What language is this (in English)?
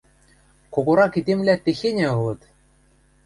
Western Mari